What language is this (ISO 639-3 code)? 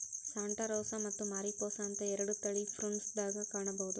kan